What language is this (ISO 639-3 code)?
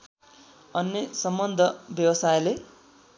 nep